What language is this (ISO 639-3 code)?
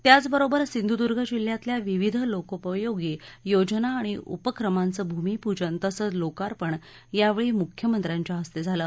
mar